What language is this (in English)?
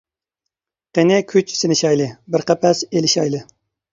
Uyghur